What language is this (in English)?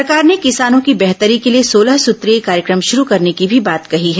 Hindi